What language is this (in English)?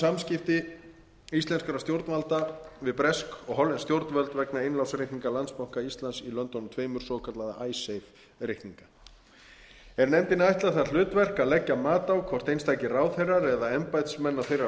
Icelandic